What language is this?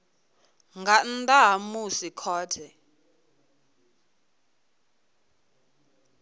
Venda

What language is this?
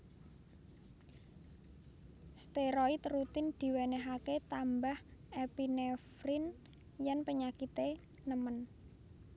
Javanese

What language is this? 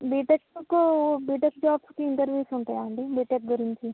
Telugu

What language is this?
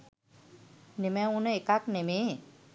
Sinhala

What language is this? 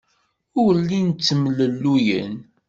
Kabyle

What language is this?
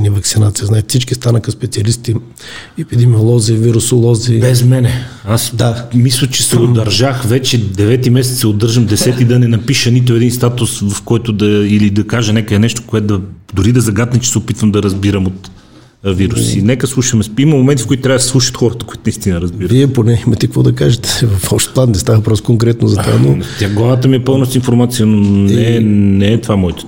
Bulgarian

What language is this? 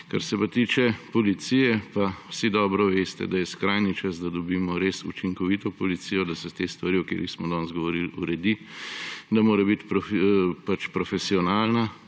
Slovenian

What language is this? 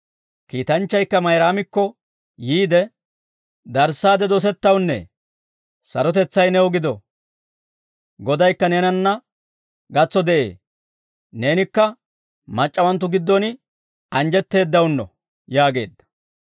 Dawro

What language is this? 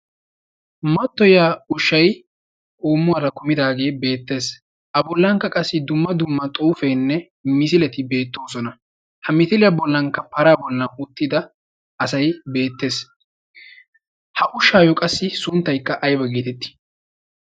Wolaytta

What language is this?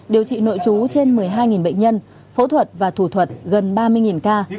Vietnamese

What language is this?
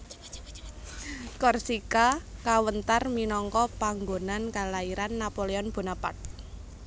Javanese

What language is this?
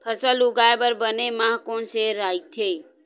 Chhattisgarhi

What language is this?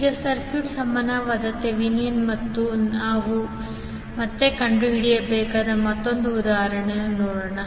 Kannada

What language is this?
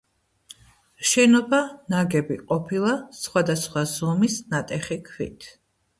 Georgian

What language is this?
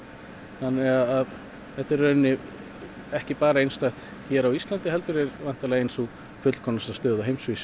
Icelandic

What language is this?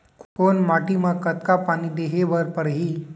Chhattisgarhi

